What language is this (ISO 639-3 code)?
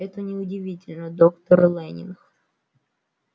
rus